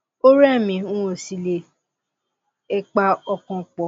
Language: Yoruba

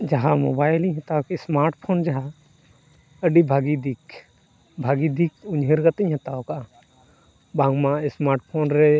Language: Santali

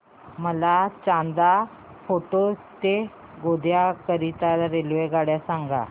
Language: Marathi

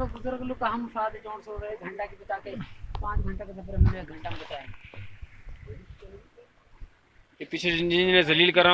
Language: Urdu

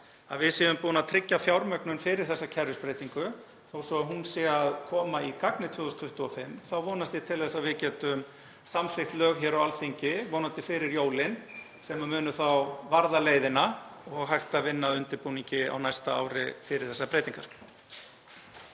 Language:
Icelandic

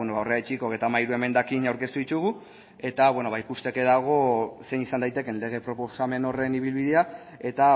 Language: Basque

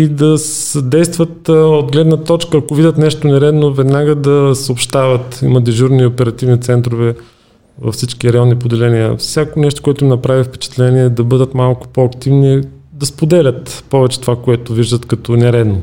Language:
Bulgarian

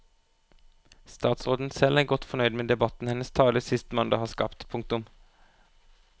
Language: Norwegian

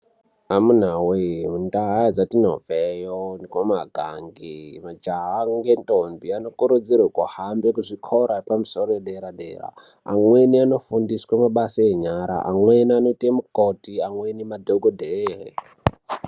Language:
Ndau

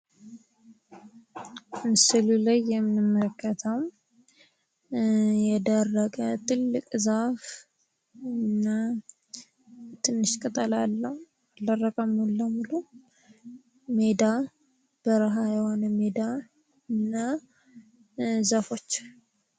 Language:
Amharic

